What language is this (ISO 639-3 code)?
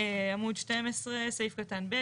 heb